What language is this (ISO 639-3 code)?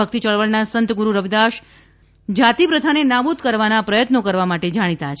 guj